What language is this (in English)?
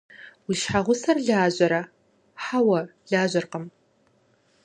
Kabardian